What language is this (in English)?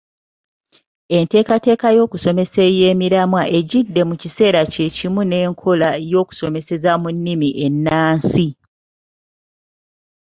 Ganda